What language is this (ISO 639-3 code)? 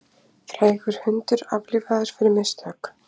isl